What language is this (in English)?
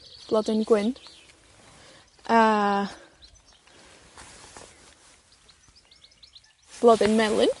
Welsh